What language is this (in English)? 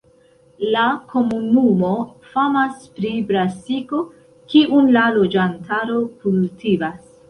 Esperanto